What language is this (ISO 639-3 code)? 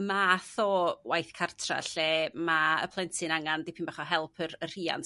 cym